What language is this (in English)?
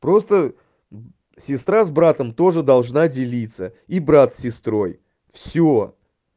Russian